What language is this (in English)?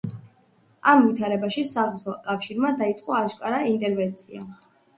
Georgian